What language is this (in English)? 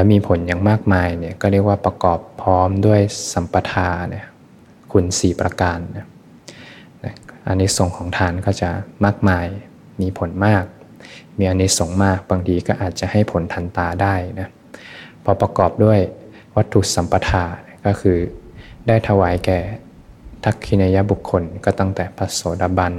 Thai